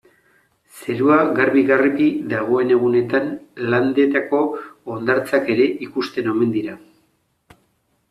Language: Basque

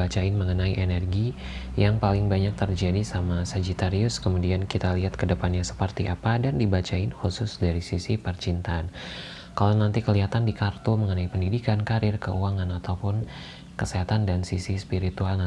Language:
Indonesian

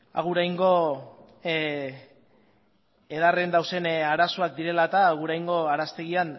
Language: Basque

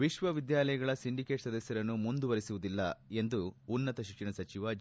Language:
Kannada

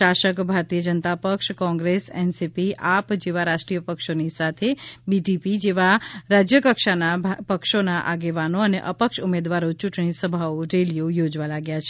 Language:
Gujarati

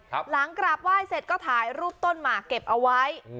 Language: Thai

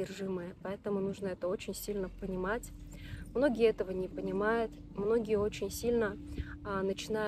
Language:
Russian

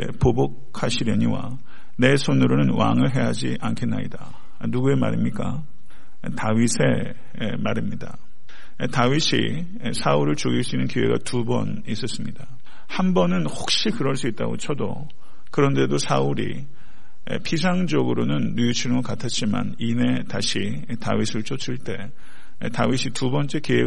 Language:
Korean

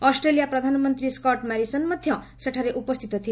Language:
Odia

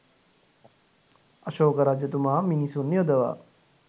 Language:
Sinhala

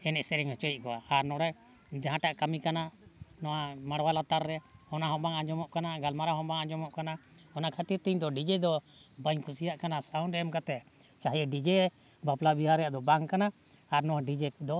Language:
Santali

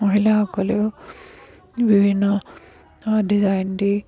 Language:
Assamese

